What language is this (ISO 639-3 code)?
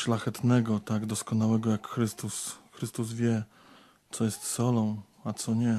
pol